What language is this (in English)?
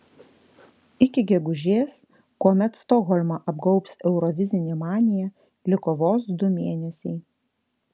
Lithuanian